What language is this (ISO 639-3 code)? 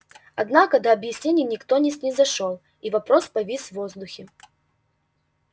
rus